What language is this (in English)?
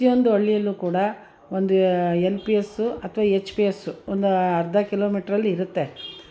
Kannada